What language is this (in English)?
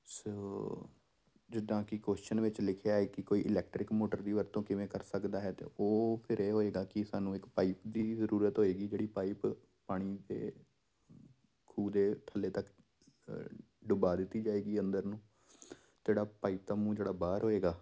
Punjabi